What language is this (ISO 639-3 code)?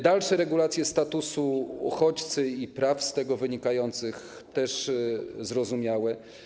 pol